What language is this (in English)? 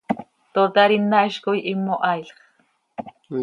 Seri